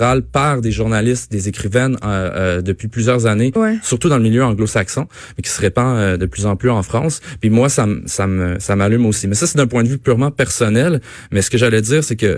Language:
French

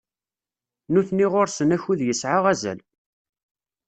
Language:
Kabyle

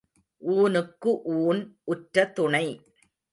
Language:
Tamil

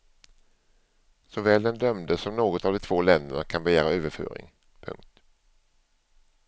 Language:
Swedish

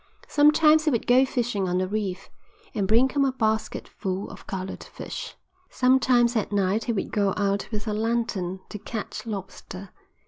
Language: English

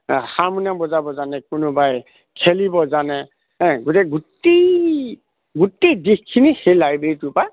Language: Assamese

